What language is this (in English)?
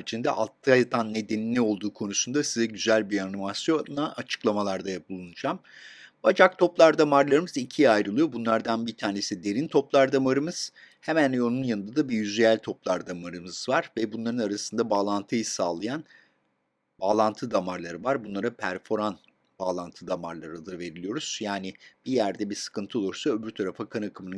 Turkish